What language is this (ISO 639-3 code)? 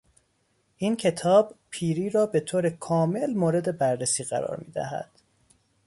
fas